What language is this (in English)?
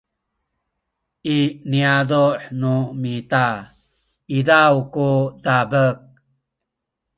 Sakizaya